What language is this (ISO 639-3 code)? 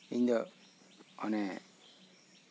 sat